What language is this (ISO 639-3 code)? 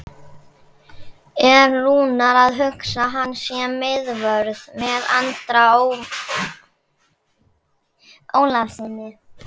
isl